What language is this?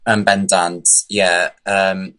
Welsh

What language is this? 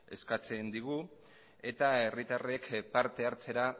Basque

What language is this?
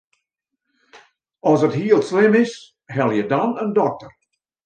Western Frisian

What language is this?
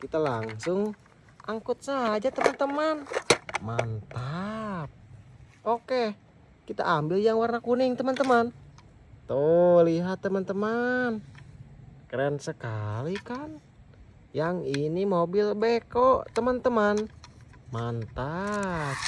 Indonesian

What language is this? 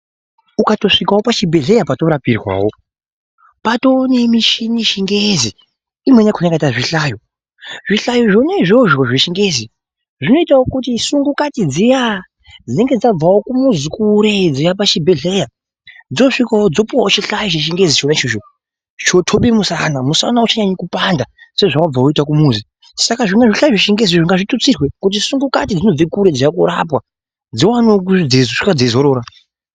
Ndau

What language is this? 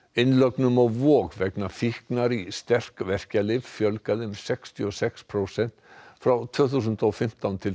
Icelandic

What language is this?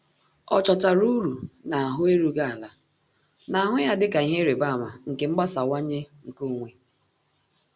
Igbo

